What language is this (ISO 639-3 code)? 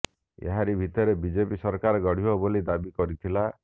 ori